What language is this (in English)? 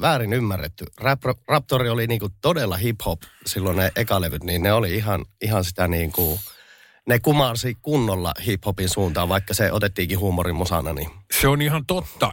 Finnish